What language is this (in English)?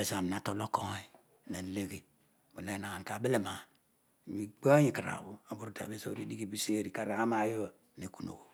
Odual